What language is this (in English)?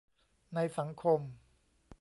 Thai